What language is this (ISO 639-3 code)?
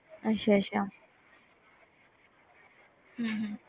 pan